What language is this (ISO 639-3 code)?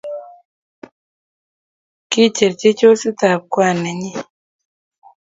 kln